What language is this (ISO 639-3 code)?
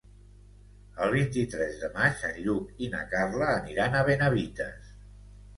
cat